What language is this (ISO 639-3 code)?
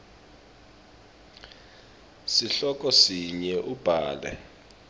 ssw